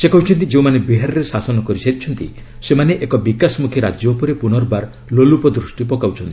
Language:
Odia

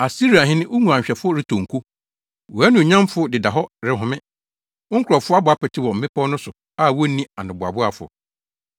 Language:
Akan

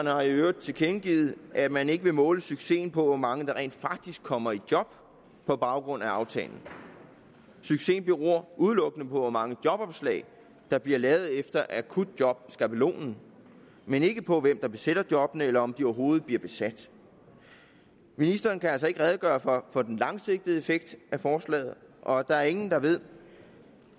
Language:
Danish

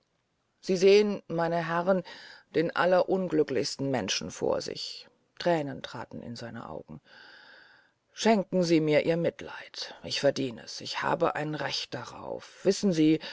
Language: German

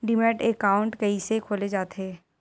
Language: Chhattisgarhi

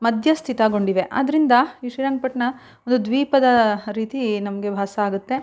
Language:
Kannada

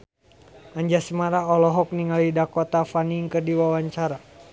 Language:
Sundanese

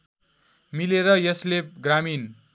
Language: Nepali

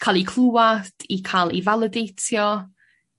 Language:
Welsh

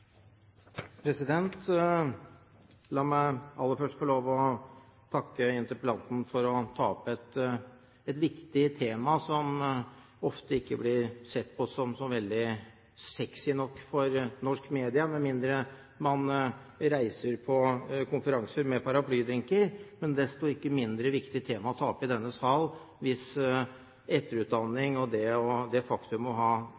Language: Norwegian Bokmål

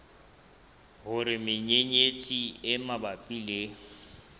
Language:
Southern Sotho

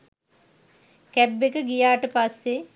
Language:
Sinhala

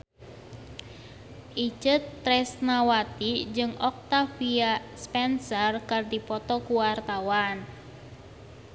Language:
Sundanese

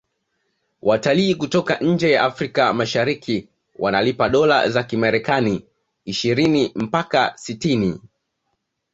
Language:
Swahili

